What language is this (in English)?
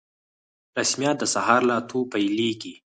Pashto